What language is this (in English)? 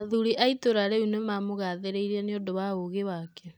Kikuyu